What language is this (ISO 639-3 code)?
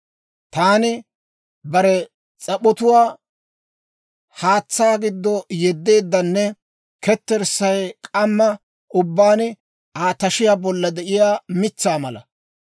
dwr